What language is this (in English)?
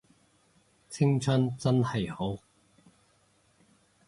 Cantonese